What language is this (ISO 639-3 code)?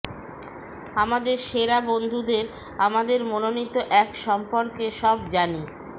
ben